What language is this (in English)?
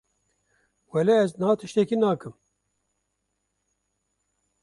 Kurdish